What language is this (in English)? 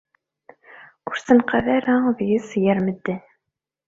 Kabyle